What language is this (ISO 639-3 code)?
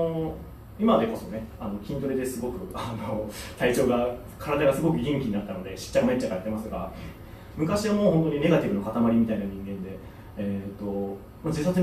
jpn